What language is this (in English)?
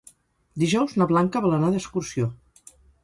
Catalan